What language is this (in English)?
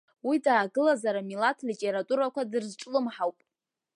Abkhazian